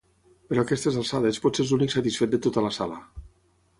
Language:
Catalan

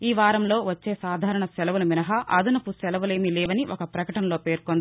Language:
Telugu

